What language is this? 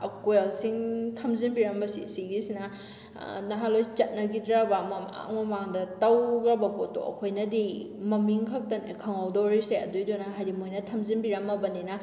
Manipuri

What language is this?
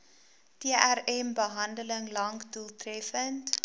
Afrikaans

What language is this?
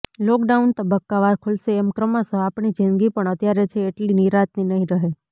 Gujarati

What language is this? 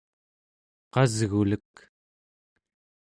Central Yupik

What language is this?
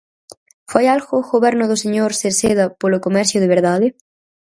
Galician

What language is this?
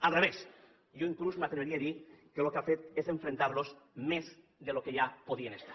Catalan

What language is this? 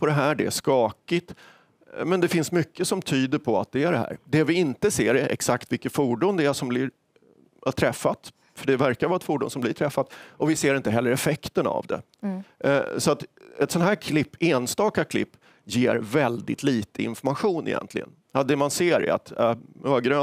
Swedish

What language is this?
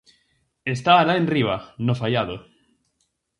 Galician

